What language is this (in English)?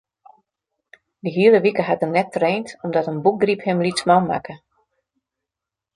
Western Frisian